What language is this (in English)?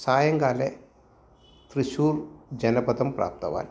Sanskrit